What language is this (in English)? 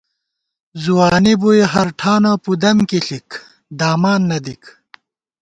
Gawar-Bati